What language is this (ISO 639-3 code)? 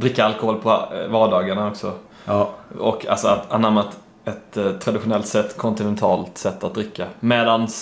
swe